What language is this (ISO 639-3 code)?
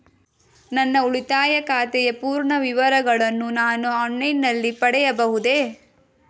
kan